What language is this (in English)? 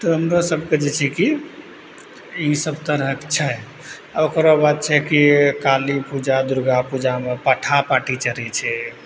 Maithili